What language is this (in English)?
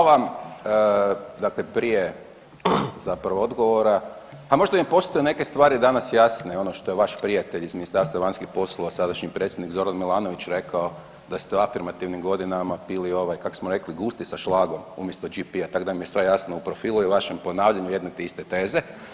Croatian